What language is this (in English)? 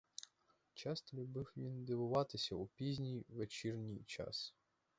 Ukrainian